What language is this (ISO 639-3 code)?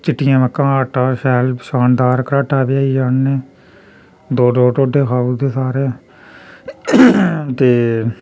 doi